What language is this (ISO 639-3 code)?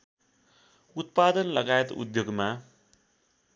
nep